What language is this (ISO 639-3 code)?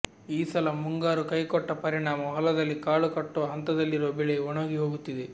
kan